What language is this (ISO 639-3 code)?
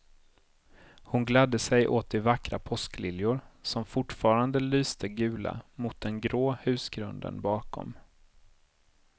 swe